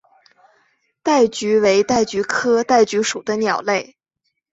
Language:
Chinese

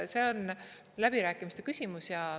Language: Estonian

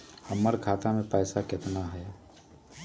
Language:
Magahi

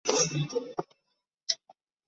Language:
Chinese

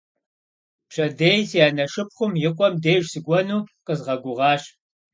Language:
Kabardian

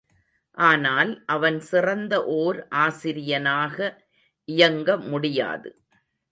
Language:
Tamil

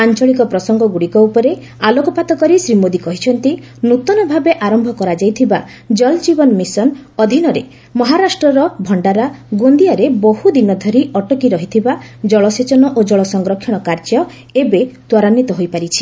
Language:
Odia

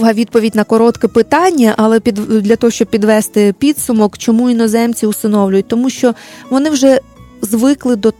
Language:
Ukrainian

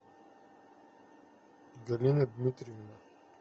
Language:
Russian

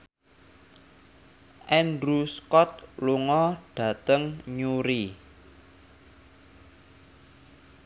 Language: Javanese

